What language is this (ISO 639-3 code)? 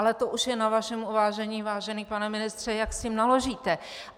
ces